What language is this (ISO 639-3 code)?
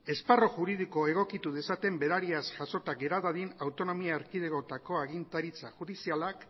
eus